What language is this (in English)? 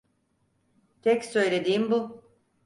Turkish